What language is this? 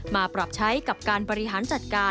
Thai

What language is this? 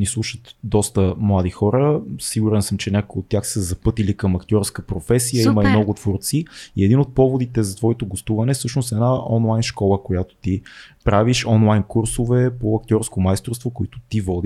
Bulgarian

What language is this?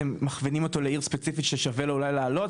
Hebrew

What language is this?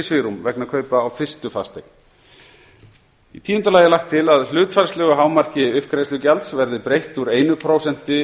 Icelandic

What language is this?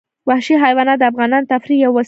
Pashto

